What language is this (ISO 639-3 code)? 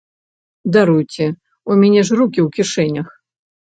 bel